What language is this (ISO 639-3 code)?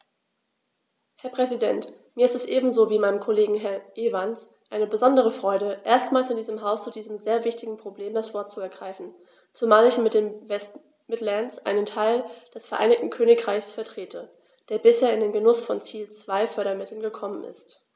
deu